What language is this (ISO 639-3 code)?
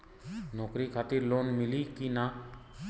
bho